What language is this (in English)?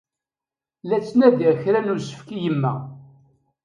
Kabyle